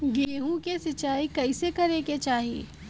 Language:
Bhojpuri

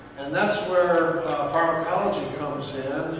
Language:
English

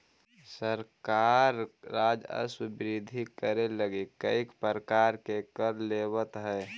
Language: Magahi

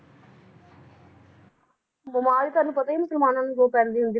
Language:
Punjabi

